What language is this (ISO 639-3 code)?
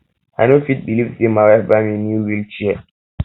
pcm